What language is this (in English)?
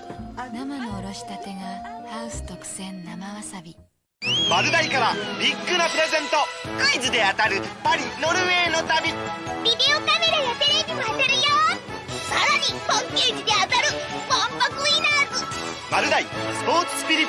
Japanese